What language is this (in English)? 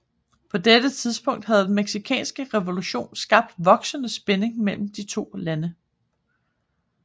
Danish